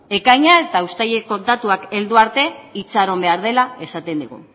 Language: Basque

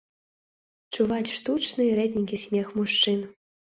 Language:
Belarusian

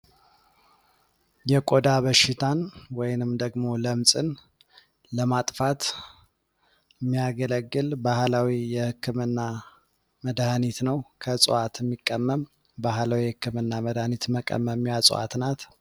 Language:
Amharic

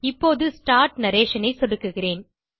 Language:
Tamil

